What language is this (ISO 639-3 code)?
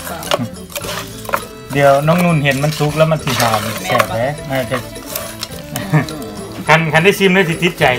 tha